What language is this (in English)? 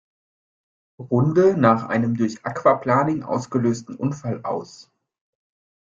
German